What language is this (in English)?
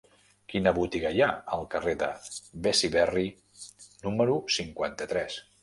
Catalan